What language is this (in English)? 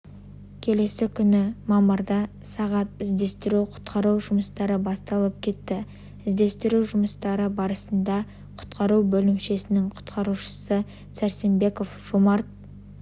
Kazakh